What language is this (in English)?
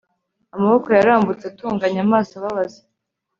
Kinyarwanda